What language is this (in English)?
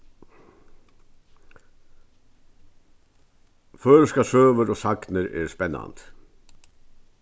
Faroese